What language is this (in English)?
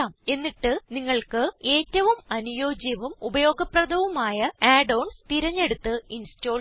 Malayalam